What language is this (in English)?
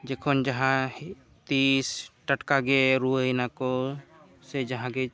Santali